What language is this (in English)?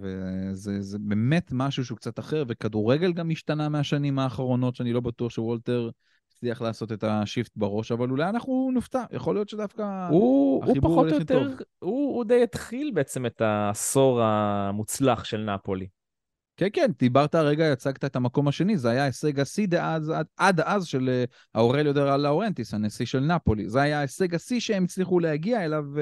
Hebrew